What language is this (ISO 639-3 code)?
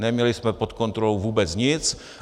ces